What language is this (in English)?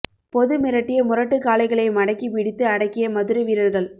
Tamil